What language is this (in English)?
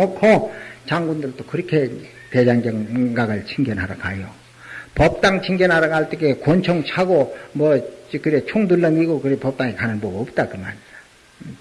Korean